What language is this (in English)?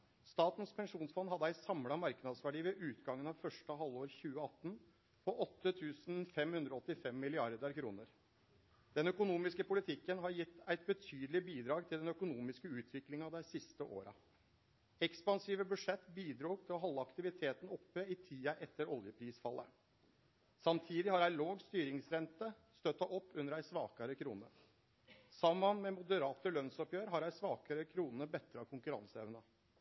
Norwegian Nynorsk